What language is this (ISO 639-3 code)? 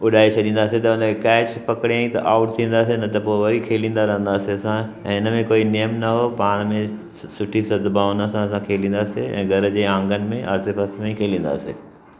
snd